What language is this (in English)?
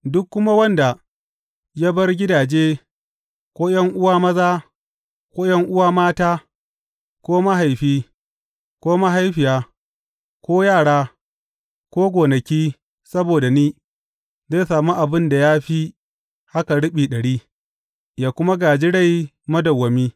Hausa